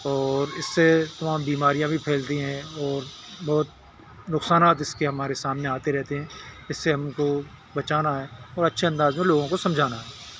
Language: Urdu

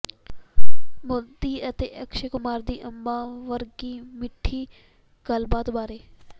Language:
Punjabi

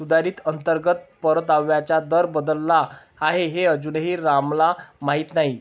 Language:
Marathi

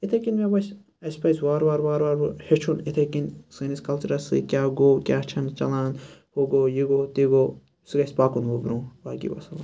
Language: Kashmiri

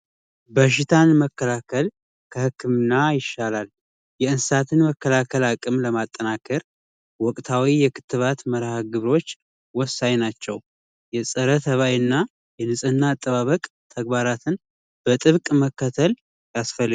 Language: Amharic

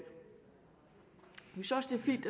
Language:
Danish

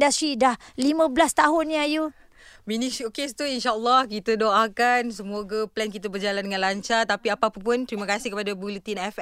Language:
Malay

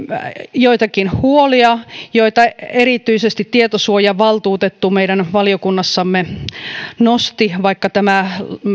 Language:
Finnish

